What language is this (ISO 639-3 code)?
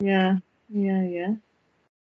cym